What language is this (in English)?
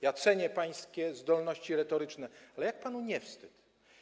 Polish